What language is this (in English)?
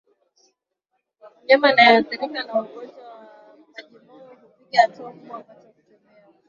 Swahili